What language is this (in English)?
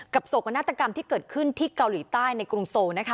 Thai